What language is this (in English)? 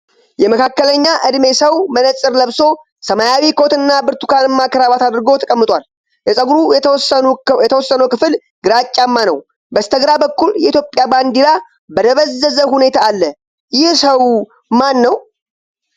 Amharic